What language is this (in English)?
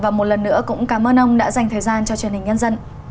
Vietnamese